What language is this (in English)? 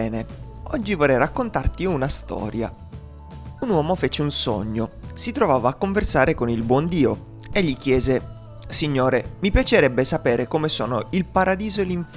Italian